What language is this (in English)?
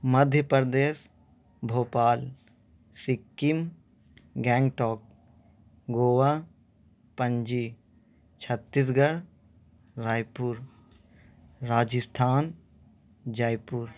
Urdu